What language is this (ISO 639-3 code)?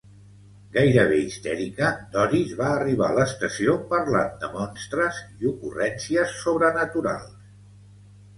cat